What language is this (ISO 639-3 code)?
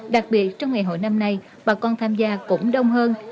vie